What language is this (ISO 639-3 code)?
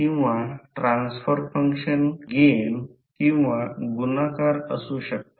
mar